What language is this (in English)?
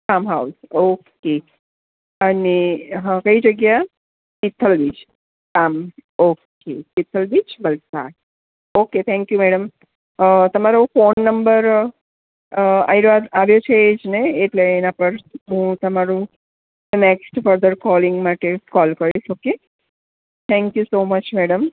Gujarati